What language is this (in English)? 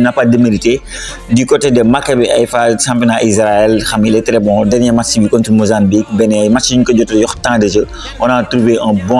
French